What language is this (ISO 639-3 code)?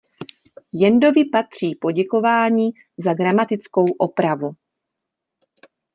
ces